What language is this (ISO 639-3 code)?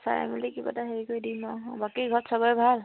asm